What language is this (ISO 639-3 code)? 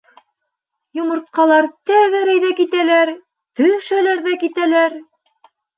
bak